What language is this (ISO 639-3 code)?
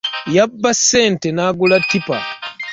lug